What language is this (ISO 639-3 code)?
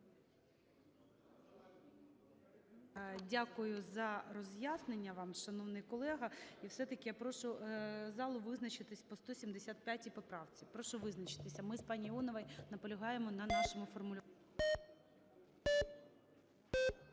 ukr